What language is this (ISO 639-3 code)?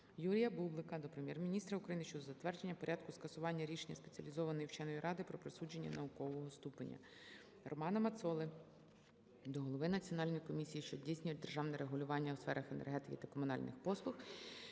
ukr